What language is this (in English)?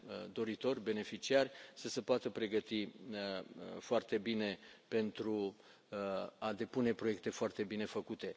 Romanian